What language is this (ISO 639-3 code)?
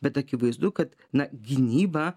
lit